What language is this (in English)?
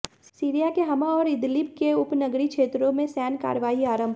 Hindi